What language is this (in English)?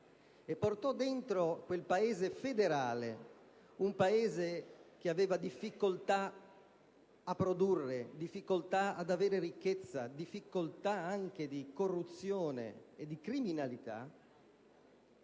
Italian